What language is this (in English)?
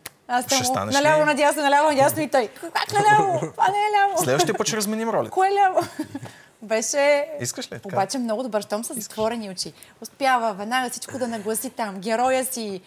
Bulgarian